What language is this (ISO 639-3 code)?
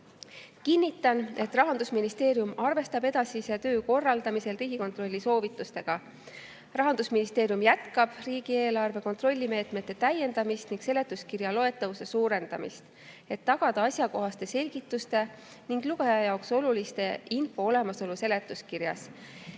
est